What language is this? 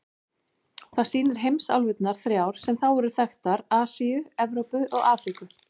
Icelandic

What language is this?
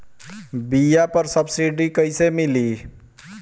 Bhojpuri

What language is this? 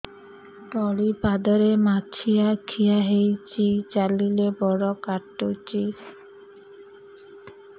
Odia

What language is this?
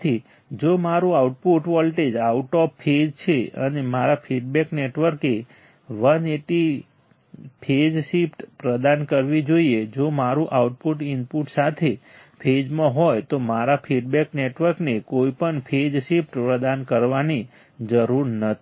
Gujarati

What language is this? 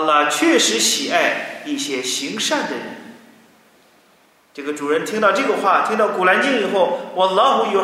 Chinese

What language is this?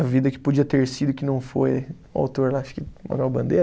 Portuguese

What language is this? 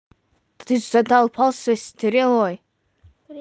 Russian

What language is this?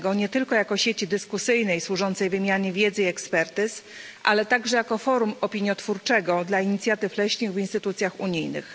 Polish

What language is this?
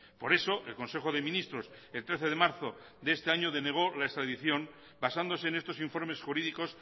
Spanish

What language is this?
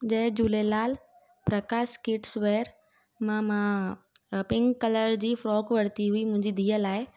Sindhi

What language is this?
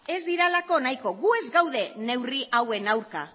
Basque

